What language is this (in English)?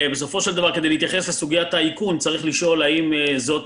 Hebrew